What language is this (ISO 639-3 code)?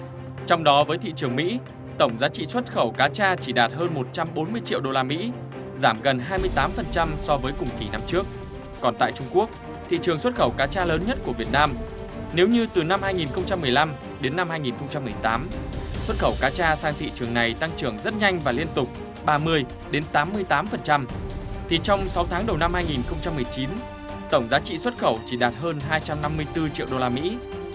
vie